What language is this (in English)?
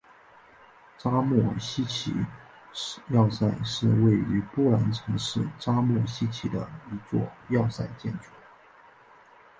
Chinese